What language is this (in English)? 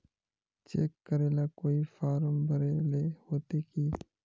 Magahi